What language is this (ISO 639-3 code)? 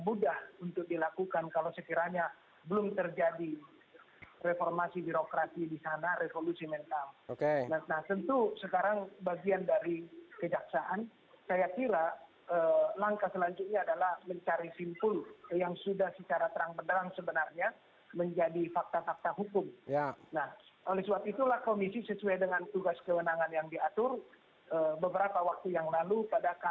ind